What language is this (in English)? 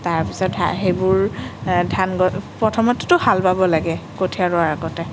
Assamese